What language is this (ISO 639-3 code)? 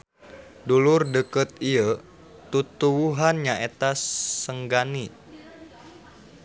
sun